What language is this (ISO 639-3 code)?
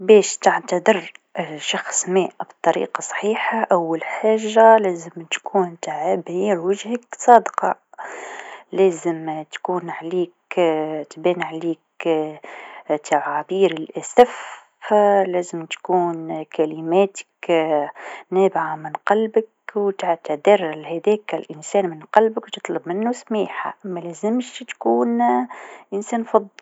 aeb